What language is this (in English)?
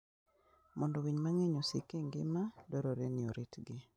Luo (Kenya and Tanzania)